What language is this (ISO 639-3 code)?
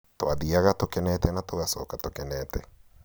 kik